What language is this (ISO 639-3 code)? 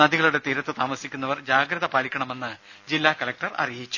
mal